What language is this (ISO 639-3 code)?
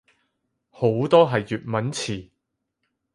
yue